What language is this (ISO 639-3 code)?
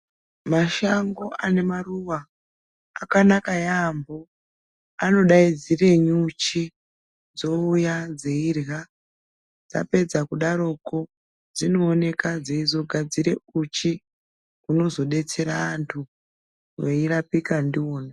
ndc